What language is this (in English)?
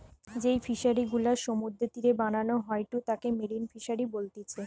Bangla